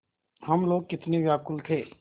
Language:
Hindi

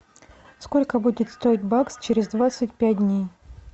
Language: Russian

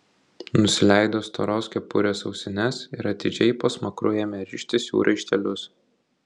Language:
Lithuanian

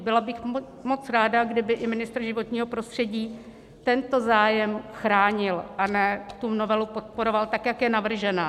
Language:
Czech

